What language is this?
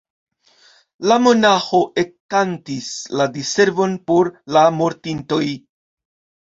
Esperanto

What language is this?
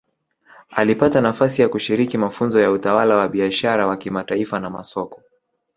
Swahili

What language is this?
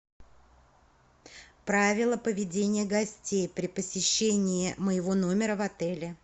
Russian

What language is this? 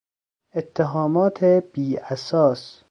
Persian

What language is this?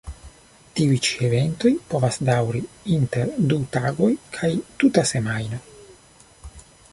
Esperanto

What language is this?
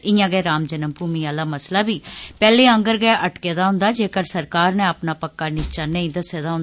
Dogri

